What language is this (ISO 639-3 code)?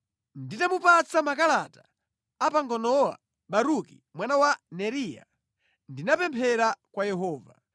nya